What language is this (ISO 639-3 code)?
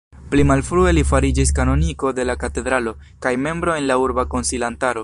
epo